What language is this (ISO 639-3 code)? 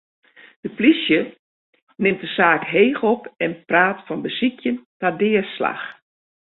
fry